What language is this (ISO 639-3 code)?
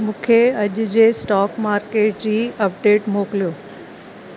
snd